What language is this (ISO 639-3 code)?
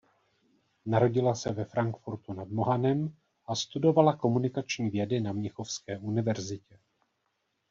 ces